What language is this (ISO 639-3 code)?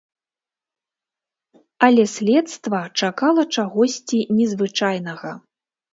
bel